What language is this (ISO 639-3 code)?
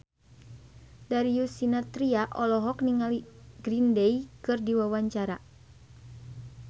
sun